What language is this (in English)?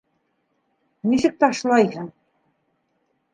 Bashkir